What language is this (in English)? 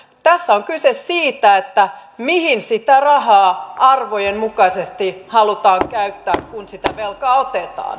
Finnish